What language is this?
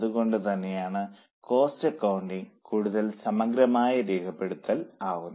Malayalam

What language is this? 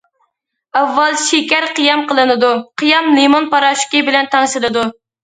Uyghur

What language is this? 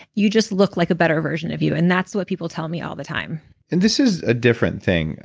English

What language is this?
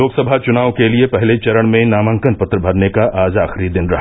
Hindi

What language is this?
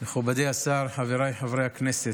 Hebrew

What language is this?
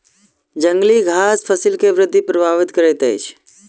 Maithili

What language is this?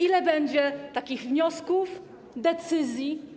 Polish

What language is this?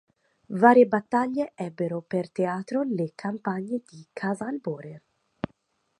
Italian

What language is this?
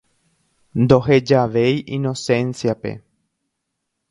Guarani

